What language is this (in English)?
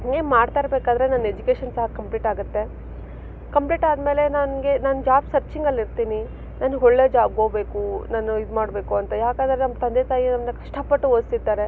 Kannada